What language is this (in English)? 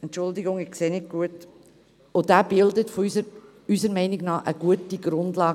Swiss German